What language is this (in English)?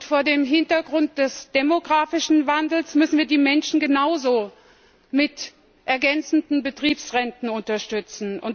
German